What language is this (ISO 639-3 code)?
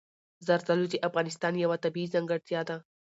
pus